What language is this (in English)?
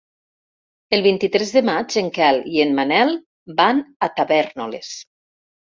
Catalan